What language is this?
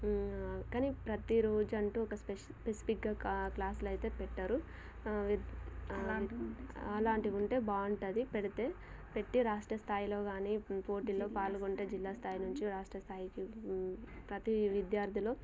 Telugu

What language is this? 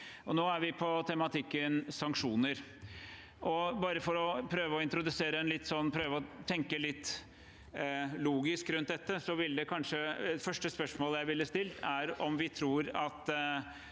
Norwegian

